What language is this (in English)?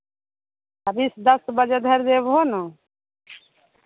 Maithili